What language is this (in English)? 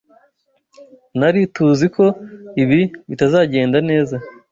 Kinyarwanda